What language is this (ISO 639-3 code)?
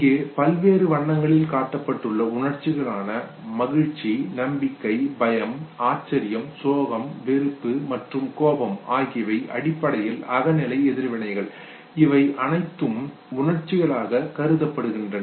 tam